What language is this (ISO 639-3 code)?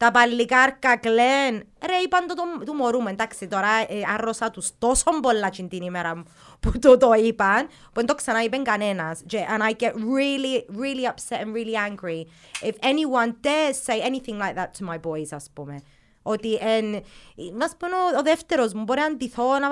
ell